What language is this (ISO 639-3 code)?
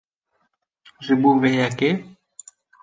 kur